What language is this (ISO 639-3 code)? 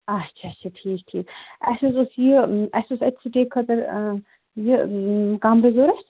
kas